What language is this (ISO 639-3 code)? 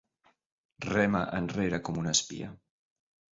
cat